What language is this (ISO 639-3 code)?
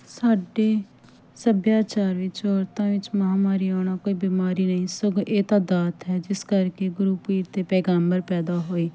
pan